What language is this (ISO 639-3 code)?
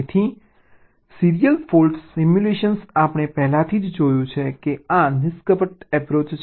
guj